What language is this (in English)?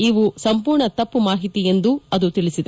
Kannada